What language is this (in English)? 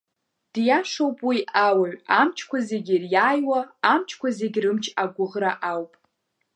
Abkhazian